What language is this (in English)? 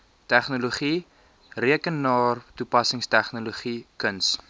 Afrikaans